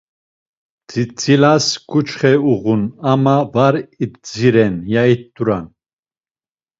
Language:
Laz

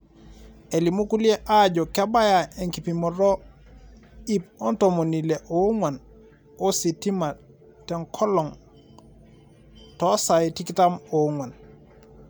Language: Masai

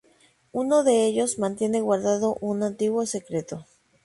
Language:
Spanish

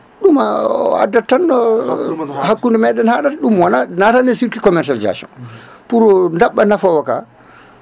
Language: Fula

